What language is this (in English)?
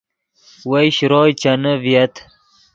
Yidgha